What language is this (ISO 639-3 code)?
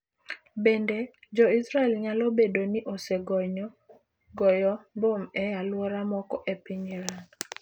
luo